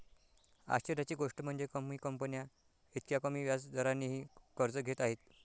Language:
Marathi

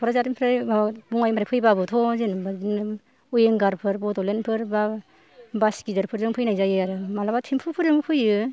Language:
Bodo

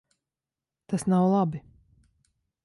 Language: Latvian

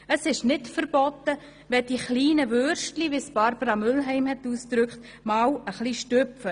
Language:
Swiss German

